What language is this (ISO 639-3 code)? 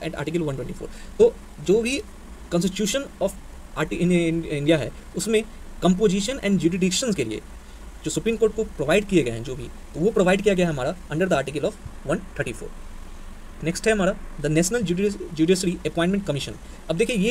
hin